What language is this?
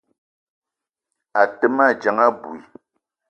Eton (Cameroon)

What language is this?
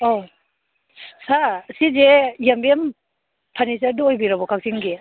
Manipuri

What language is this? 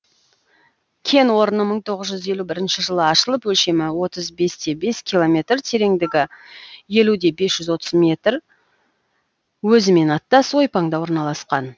Kazakh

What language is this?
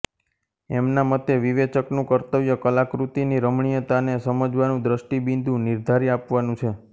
Gujarati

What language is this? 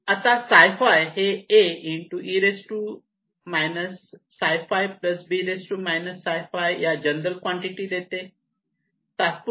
Marathi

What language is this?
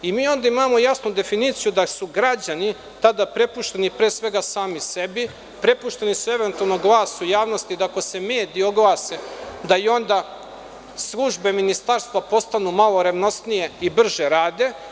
Serbian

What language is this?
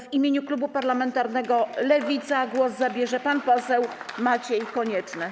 Polish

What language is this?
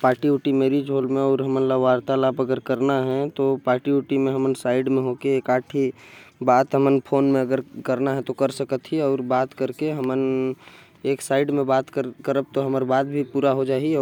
Korwa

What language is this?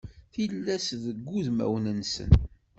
Kabyle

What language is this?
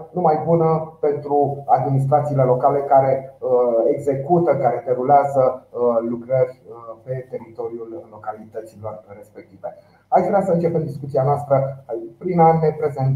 Romanian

